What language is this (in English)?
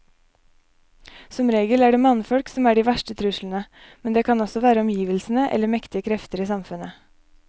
Norwegian